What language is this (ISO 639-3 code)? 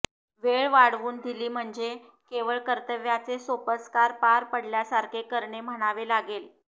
mar